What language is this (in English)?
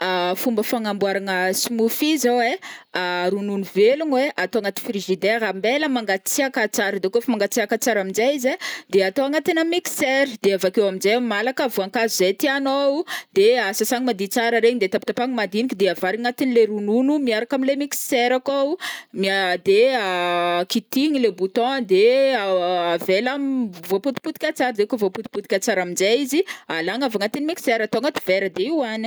Northern Betsimisaraka Malagasy